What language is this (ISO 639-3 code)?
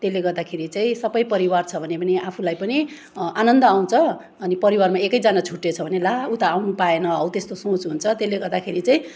nep